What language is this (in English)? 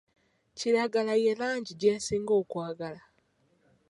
Ganda